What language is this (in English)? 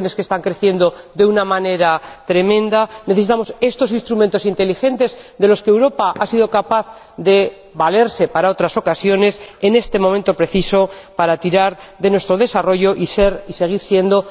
Spanish